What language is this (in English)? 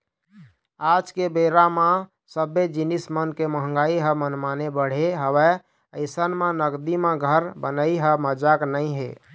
Chhattisgarhi